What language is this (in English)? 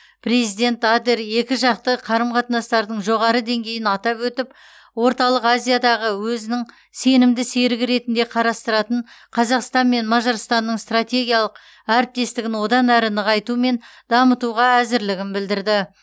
Kazakh